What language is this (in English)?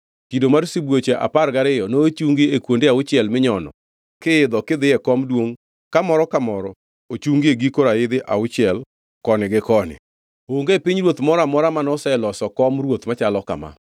Luo (Kenya and Tanzania)